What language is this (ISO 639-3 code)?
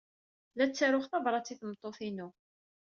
kab